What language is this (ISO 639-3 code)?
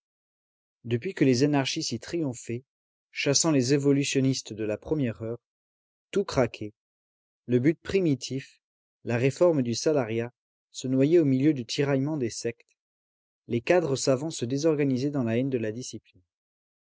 fra